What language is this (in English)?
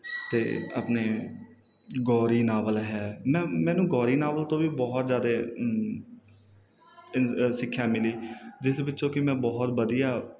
Punjabi